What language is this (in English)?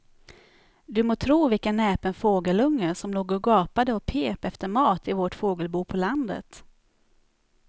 Swedish